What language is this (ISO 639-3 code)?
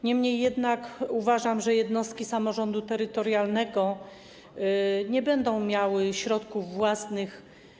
pol